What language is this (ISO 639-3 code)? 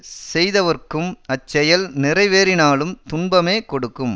tam